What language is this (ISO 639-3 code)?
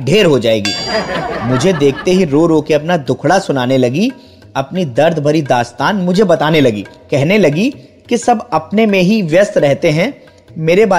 hin